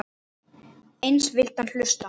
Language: Icelandic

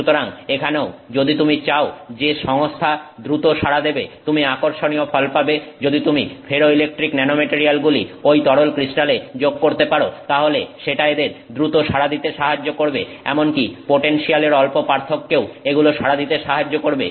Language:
Bangla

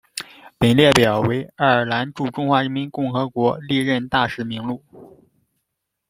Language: Chinese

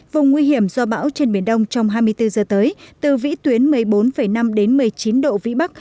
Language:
Vietnamese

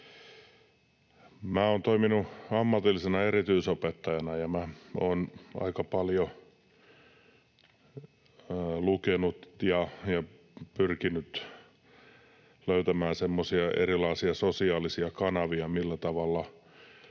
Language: Finnish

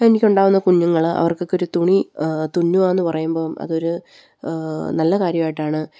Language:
Malayalam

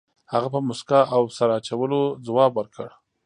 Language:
Pashto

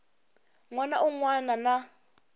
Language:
Tsonga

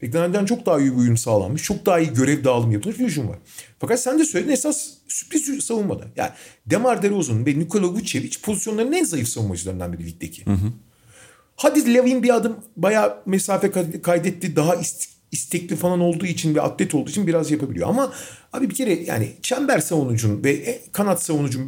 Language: Turkish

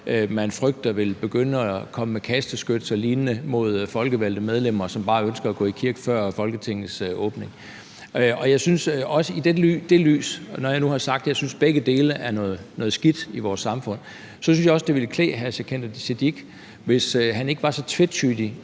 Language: Danish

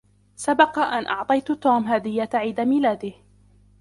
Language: Arabic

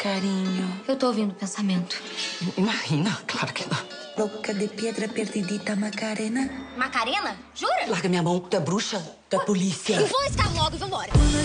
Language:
Portuguese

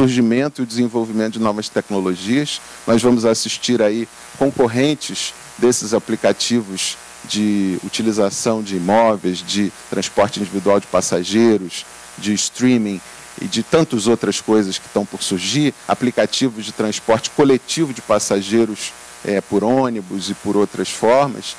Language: Portuguese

